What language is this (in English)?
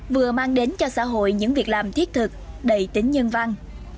Vietnamese